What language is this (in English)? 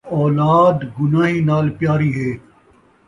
Saraiki